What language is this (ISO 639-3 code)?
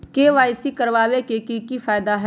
mag